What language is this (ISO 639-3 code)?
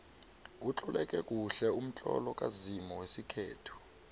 nbl